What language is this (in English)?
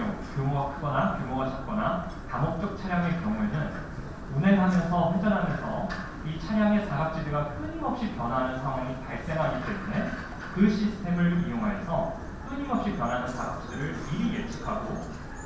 Korean